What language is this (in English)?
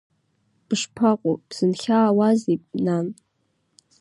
Abkhazian